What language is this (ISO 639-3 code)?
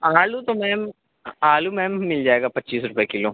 urd